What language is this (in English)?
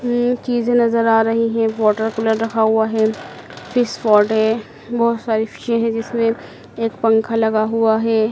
Hindi